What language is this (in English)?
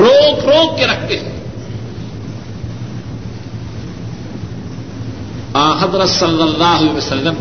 Urdu